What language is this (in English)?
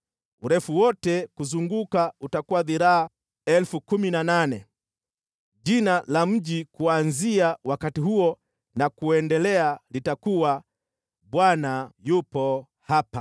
Swahili